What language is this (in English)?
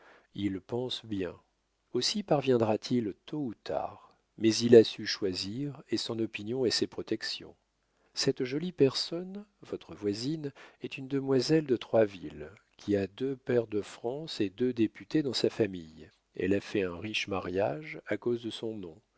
French